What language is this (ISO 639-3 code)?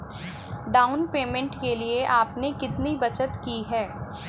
hin